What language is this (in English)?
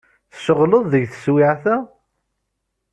Kabyle